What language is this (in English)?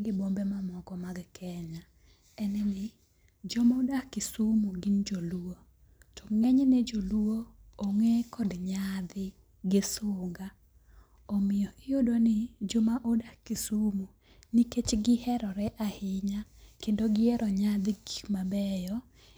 Luo (Kenya and Tanzania)